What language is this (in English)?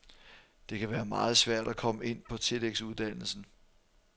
Danish